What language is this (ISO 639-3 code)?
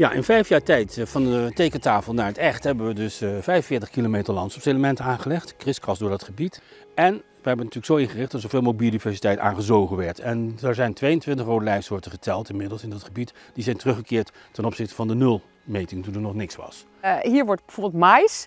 nld